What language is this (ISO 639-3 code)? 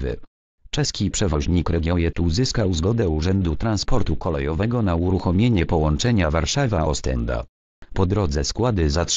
pol